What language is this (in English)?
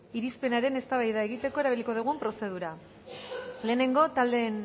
Basque